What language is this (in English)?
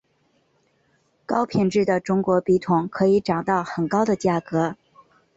Chinese